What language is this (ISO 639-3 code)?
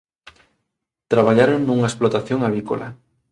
glg